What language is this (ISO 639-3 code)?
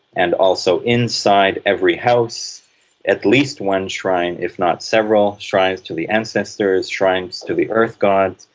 eng